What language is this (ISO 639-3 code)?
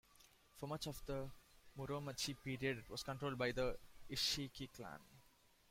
eng